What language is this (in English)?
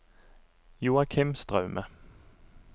Norwegian